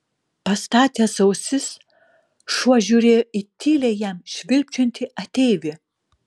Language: Lithuanian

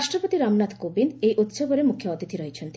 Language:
Odia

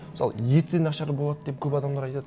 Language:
Kazakh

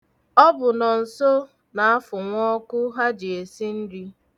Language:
Igbo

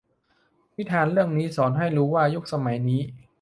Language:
Thai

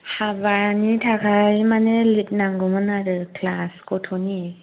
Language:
Bodo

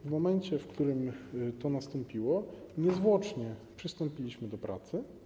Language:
Polish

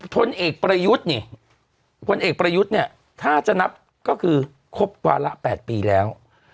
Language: Thai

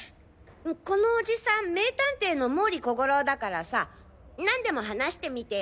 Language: Japanese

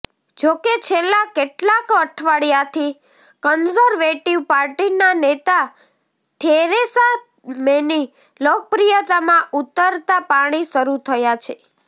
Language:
Gujarati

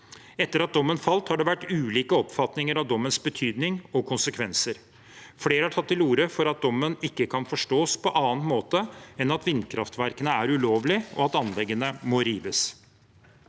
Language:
Norwegian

